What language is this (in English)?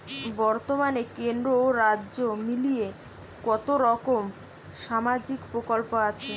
Bangla